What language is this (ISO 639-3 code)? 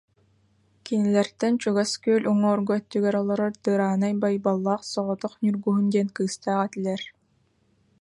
sah